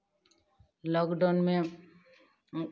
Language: Hindi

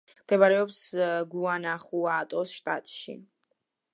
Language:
Georgian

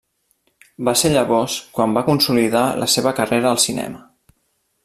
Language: Catalan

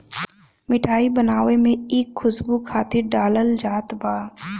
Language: Bhojpuri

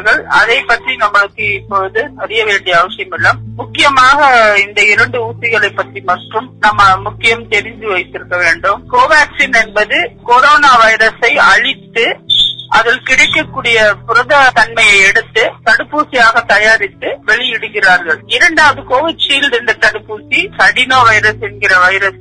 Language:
Tamil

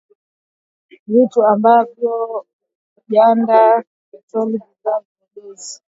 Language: Swahili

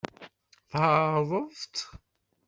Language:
Kabyle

